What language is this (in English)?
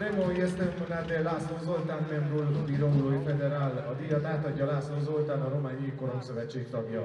Hungarian